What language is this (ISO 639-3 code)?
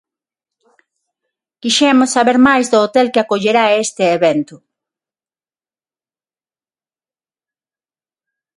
glg